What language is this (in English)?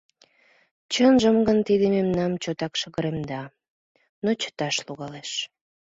Mari